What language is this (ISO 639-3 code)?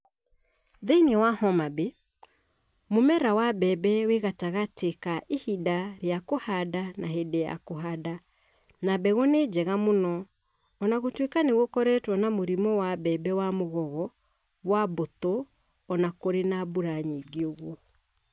kik